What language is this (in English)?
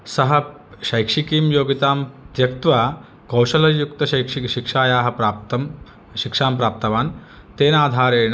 Sanskrit